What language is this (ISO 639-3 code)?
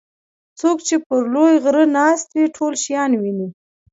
pus